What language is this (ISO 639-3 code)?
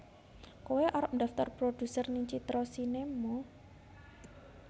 jav